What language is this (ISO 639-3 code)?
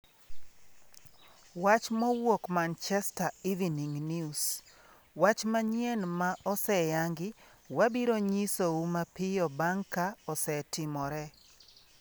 luo